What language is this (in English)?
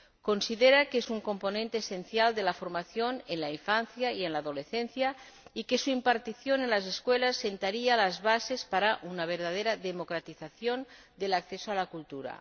Spanish